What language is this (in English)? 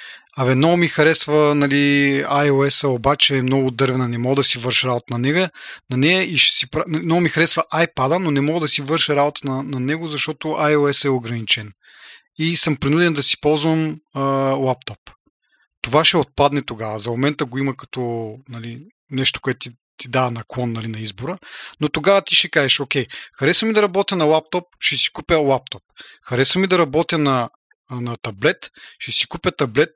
Bulgarian